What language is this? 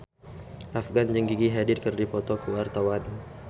Sundanese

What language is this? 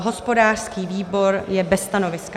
Czech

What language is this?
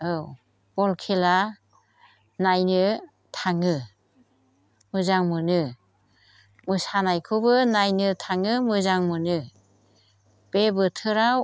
Bodo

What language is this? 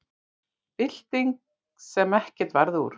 Icelandic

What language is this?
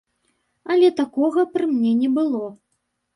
Belarusian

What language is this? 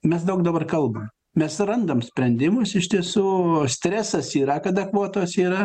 Lithuanian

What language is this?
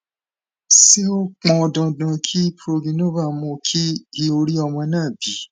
Yoruba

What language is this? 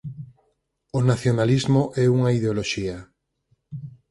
Galician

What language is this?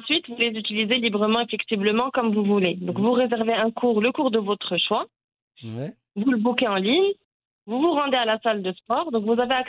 French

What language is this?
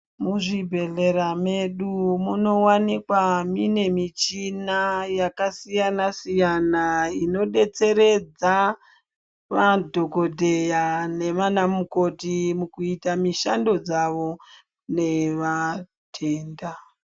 Ndau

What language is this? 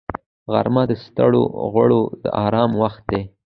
Pashto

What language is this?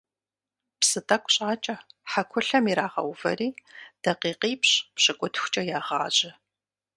Kabardian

